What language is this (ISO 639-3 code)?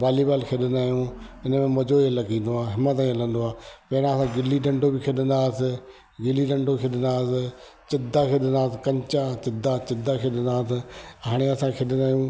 snd